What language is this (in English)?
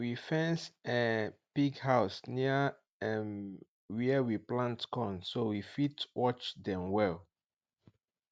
Nigerian Pidgin